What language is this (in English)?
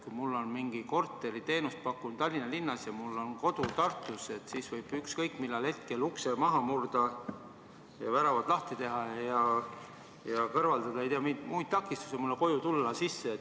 Estonian